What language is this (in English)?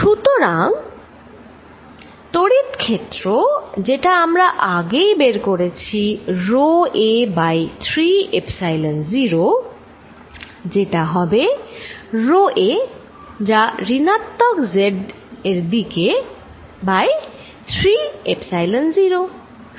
Bangla